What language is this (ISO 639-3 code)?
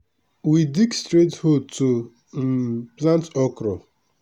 pcm